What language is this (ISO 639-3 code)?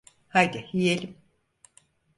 tur